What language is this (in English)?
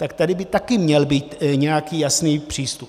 Czech